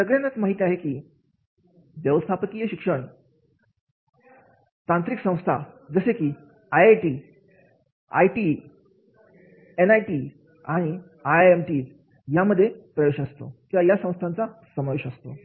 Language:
Marathi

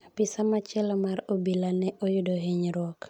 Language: Luo (Kenya and Tanzania)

